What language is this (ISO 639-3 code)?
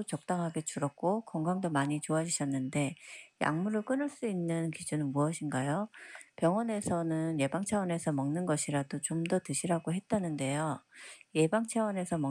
kor